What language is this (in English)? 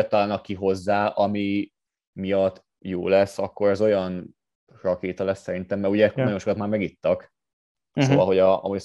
Hungarian